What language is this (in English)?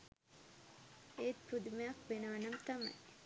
Sinhala